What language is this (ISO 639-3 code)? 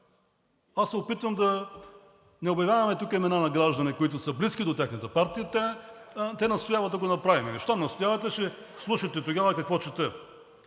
bul